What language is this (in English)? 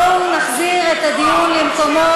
Hebrew